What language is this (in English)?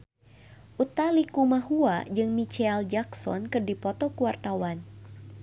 Sundanese